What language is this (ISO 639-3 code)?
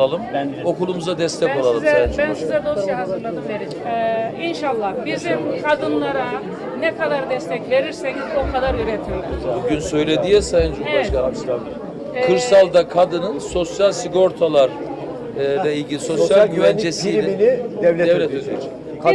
tur